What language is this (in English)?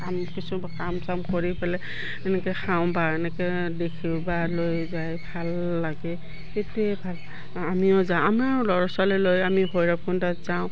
Assamese